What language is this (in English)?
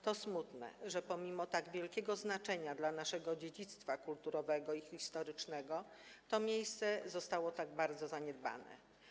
Polish